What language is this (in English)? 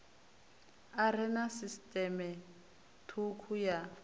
Venda